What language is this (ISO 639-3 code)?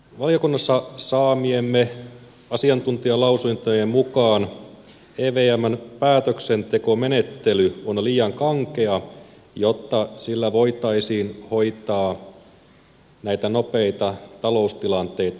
fin